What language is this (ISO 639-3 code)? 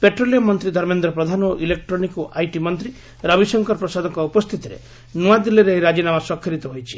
ori